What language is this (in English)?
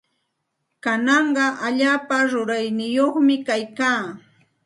Santa Ana de Tusi Pasco Quechua